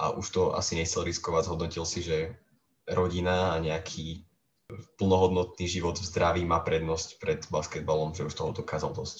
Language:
Slovak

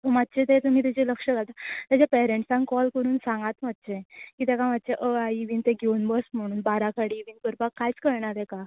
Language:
Konkani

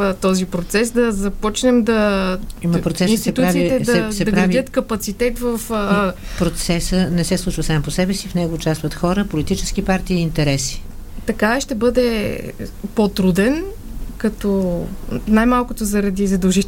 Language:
Bulgarian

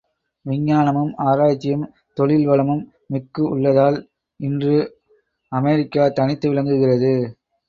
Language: Tamil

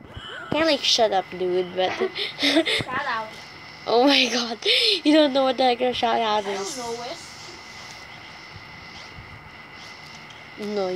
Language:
English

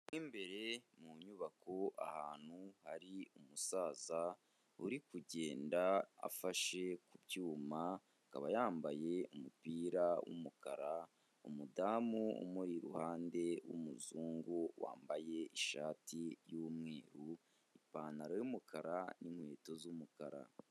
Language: Kinyarwanda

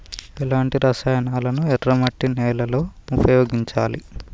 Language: Telugu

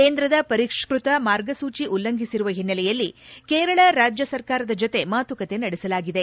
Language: Kannada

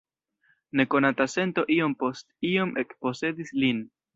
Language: Esperanto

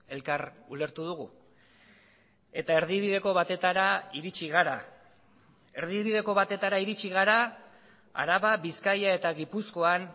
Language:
Basque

